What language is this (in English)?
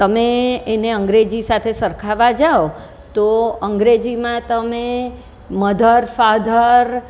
Gujarati